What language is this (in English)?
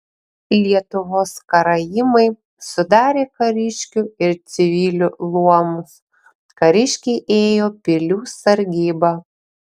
Lithuanian